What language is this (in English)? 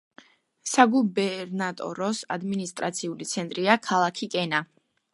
Georgian